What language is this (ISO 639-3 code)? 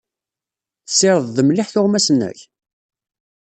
kab